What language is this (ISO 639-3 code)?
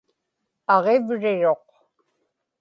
ipk